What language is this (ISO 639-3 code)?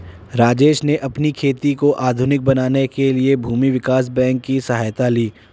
hin